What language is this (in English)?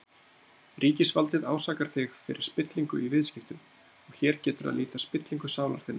Icelandic